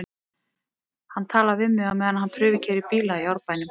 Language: Icelandic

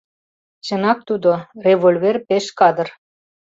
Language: Mari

